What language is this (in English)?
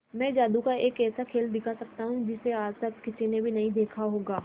Hindi